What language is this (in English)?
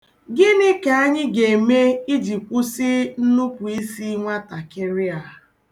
Igbo